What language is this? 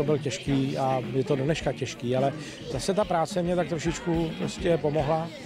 Czech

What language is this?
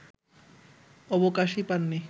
Bangla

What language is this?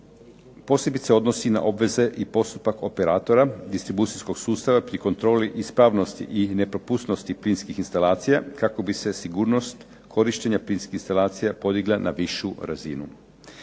Croatian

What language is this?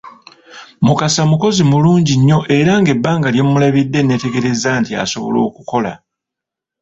Ganda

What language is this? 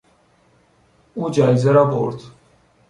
Persian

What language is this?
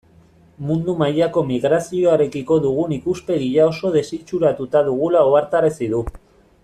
Basque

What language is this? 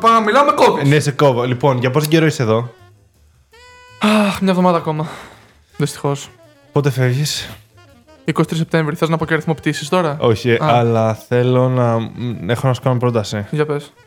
Greek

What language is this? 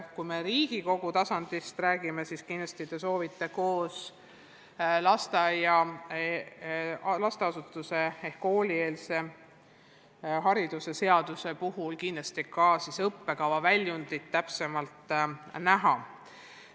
Estonian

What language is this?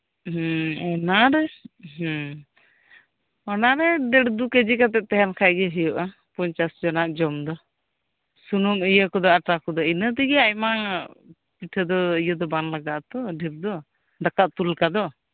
Santali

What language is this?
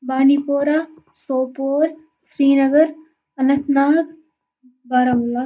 Kashmiri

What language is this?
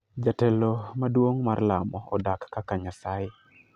Luo (Kenya and Tanzania)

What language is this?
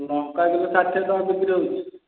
Odia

